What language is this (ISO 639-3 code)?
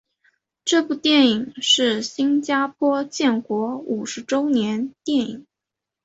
zho